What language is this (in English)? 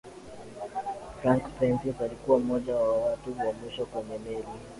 Swahili